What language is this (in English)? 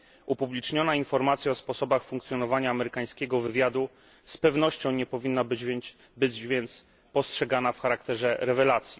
Polish